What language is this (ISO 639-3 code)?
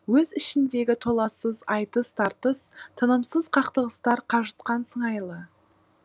kaz